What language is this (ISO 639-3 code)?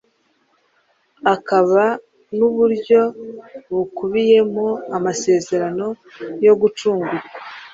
kin